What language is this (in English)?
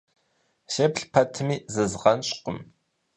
Kabardian